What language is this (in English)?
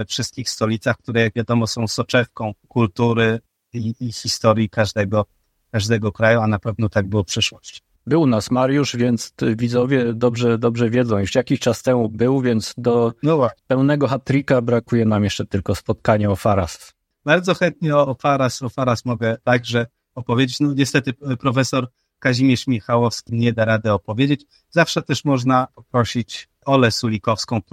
Polish